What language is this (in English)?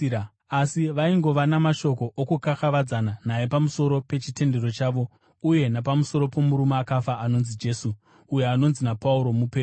Shona